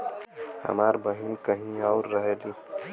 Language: Bhojpuri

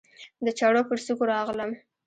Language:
Pashto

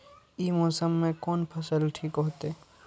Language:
Maithili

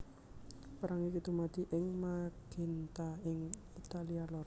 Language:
Javanese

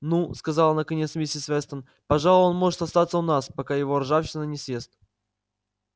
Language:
Russian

